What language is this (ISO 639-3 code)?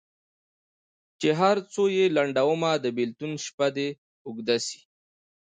pus